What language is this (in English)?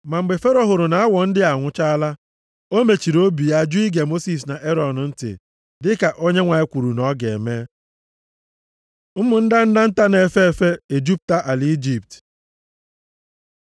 Igbo